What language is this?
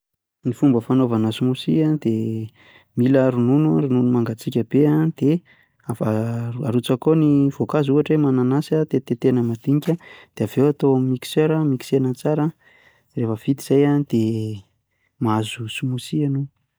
Malagasy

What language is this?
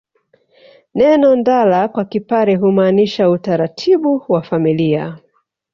Swahili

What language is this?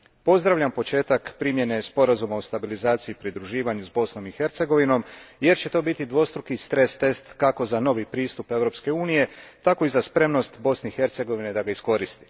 Croatian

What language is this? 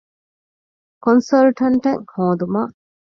Divehi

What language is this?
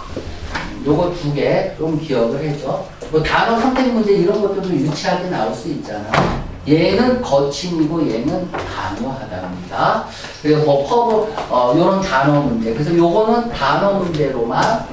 Korean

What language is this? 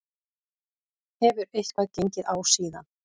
Icelandic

